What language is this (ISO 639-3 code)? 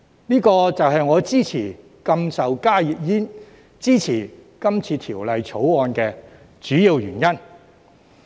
yue